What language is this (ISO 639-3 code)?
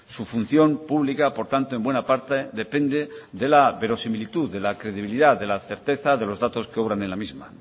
spa